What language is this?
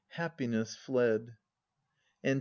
English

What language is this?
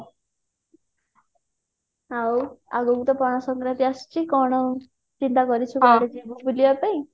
Odia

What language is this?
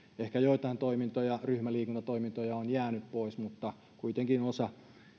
Finnish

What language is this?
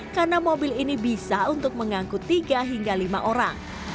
Indonesian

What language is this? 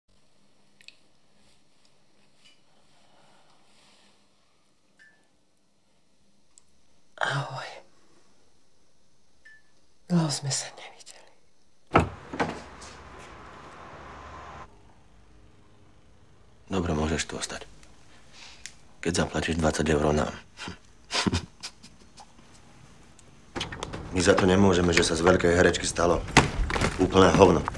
Czech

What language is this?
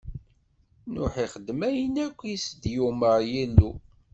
Kabyle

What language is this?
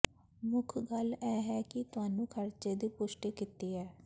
Punjabi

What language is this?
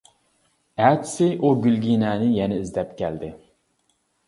Uyghur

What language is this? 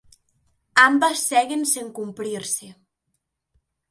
Galician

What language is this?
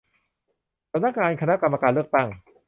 Thai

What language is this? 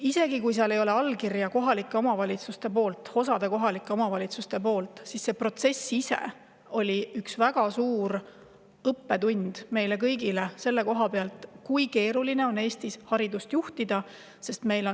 Estonian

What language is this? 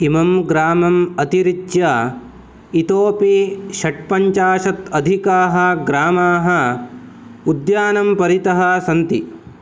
Sanskrit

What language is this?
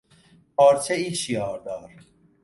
Persian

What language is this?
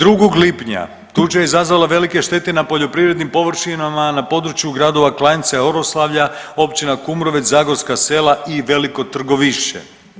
Croatian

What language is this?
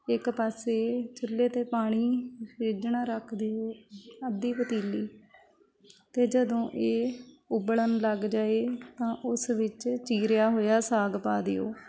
Punjabi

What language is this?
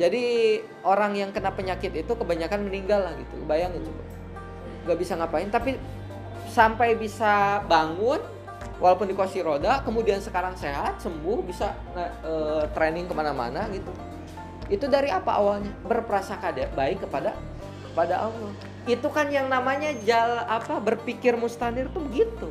Indonesian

